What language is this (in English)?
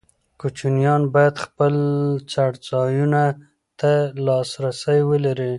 Pashto